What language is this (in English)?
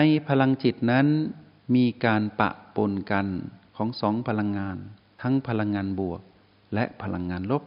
Thai